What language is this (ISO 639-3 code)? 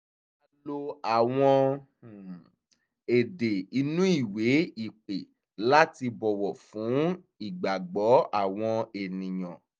yor